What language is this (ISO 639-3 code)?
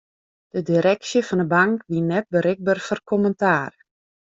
fry